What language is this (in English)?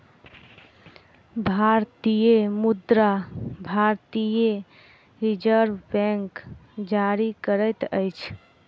Maithili